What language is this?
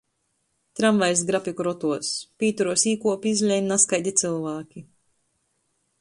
Latgalian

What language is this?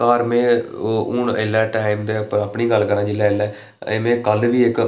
Dogri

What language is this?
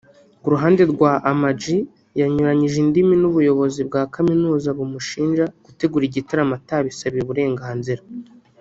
Kinyarwanda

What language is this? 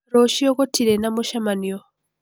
Kikuyu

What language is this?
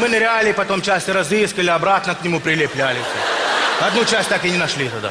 Russian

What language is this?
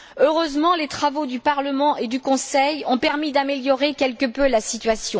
French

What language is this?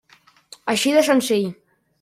Catalan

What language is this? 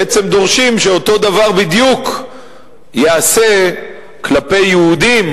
Hebrew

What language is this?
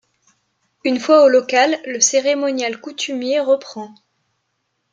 French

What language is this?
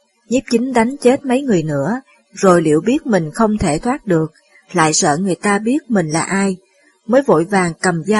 Vietnamese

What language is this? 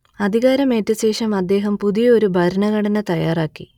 Malayalam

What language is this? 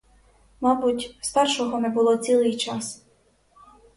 Ukrainian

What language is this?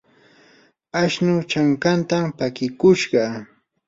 Yanahuanca Pasco Quechua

